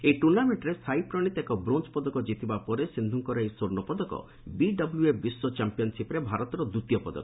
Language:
Odia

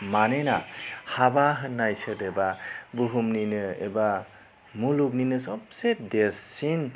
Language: Bodo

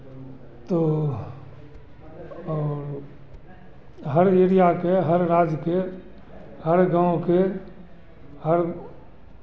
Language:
Hindi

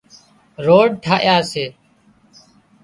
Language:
Wadiyara Koli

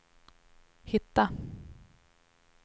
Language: Swedish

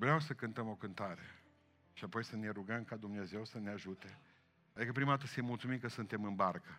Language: Romanian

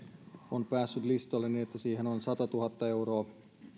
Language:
Finnish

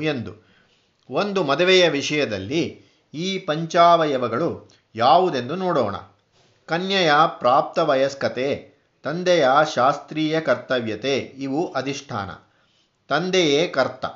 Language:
Kannada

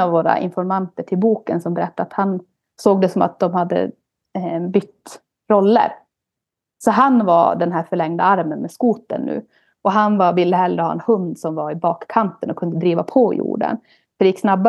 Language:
Swedish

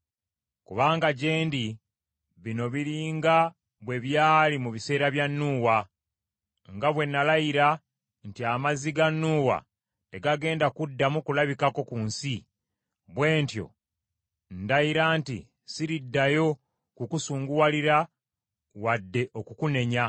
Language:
Ganda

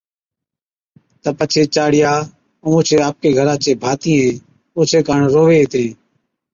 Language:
Od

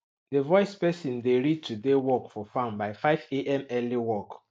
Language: Nigerian Pidgin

